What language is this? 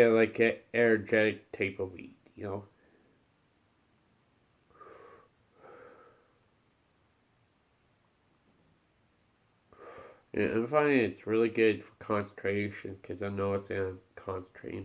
English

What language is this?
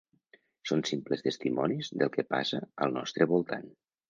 Catalan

